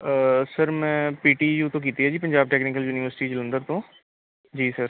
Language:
Punjabi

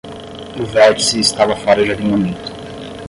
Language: Portuguese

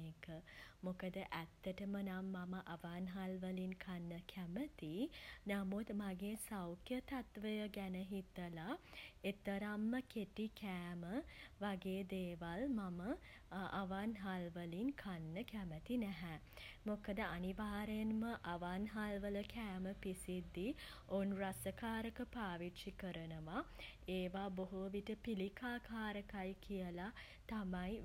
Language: Sinhala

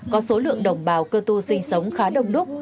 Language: Vietnamese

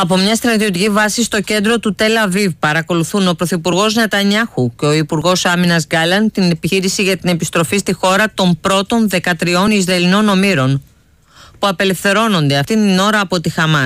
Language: Greek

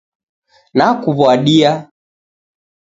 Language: Taita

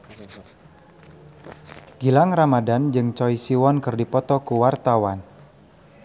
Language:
Sundanese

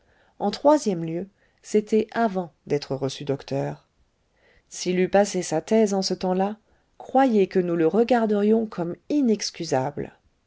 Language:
French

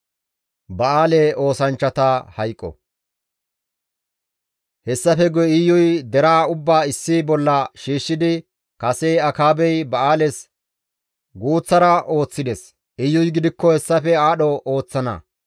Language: Gamo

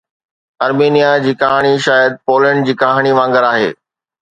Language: Sindhi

